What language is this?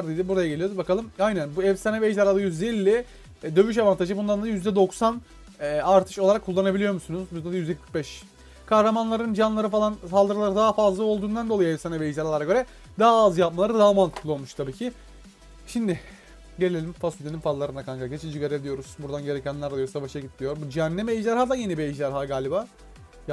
Turkish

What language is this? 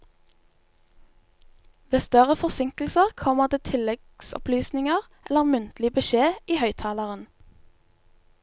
Norwegian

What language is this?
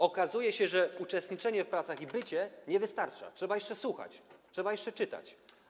Polish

